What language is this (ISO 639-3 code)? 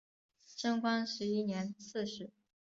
zho